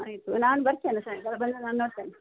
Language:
Kannada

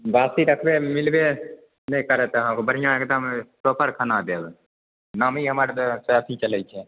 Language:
Maithili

